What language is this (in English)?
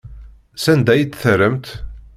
Kabyle